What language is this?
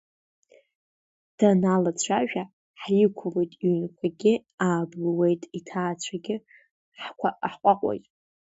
Abkhazian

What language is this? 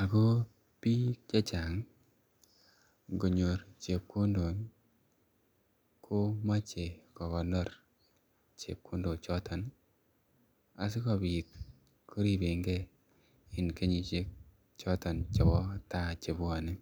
Kalenjin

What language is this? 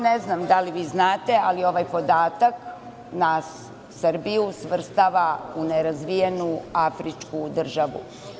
Serbian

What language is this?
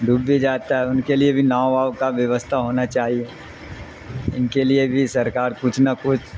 Urdu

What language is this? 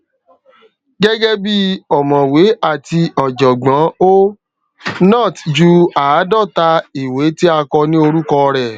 Yoruba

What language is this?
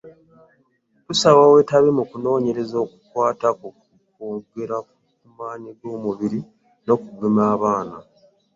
Ganda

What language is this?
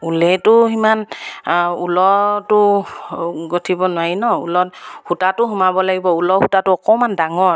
Assamese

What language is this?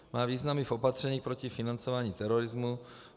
Czech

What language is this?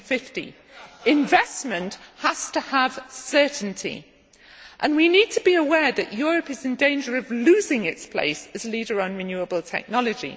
English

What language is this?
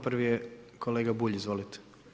Croatian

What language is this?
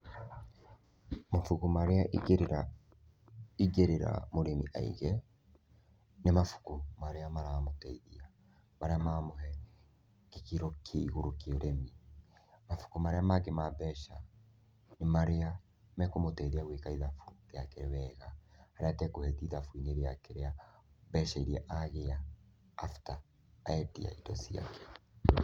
Kikuyu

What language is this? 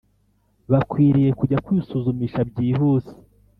Kinyarwanda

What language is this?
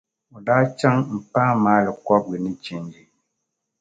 Dagbani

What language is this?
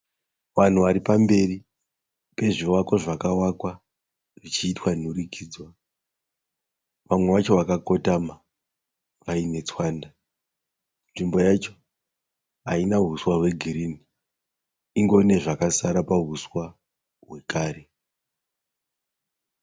Shona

